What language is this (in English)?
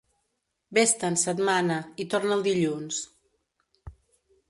Catalan